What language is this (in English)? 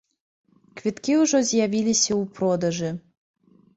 Belarusian